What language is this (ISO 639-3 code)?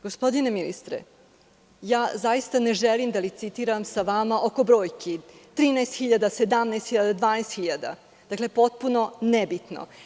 srp